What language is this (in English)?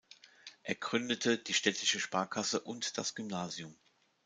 German